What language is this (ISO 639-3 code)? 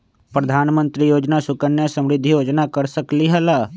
mag